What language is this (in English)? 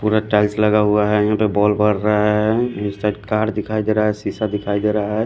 Hindi